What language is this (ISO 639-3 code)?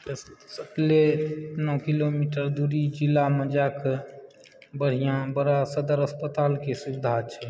mai